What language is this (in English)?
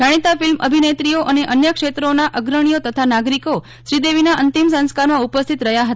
Gujarati